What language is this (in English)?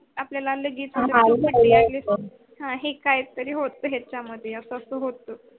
Marathi